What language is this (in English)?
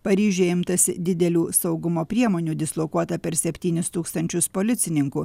Lithuanian